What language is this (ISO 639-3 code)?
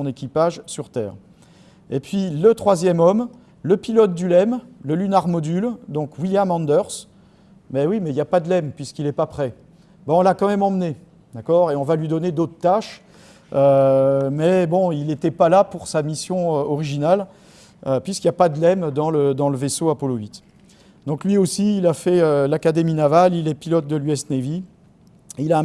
fra